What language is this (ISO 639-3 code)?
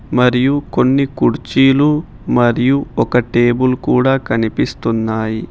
tel